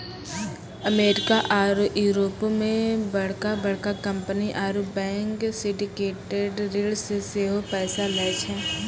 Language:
Maithili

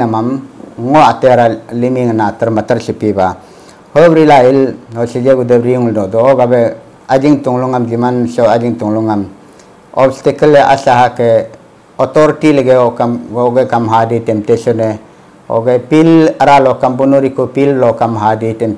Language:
Filipino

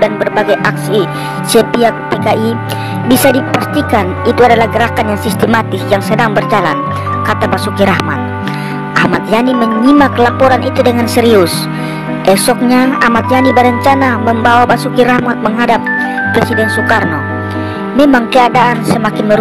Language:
Indonesian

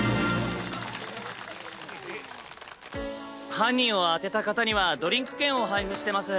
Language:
Japanese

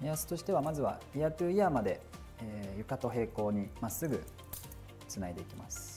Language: Japanese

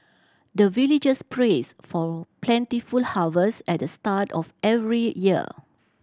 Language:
English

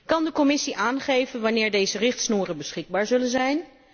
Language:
Dutch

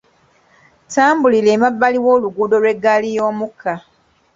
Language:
Ganda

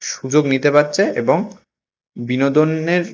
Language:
Bangla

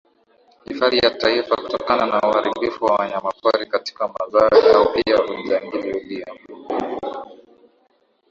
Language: Swahili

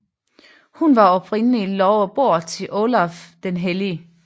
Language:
Danish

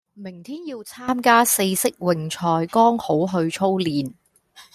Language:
Cantonese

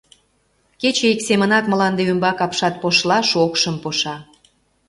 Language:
Mari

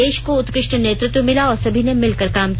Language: Hindi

